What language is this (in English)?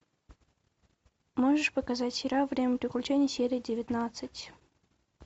Russian